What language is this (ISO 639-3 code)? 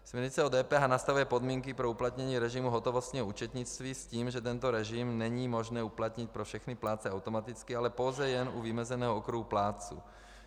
ces